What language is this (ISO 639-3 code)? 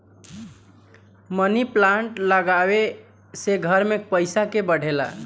bho